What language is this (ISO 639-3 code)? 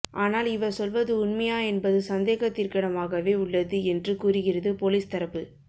tam